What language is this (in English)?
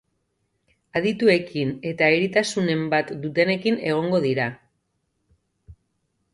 Basque